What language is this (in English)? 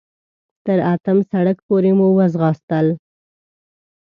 Pashto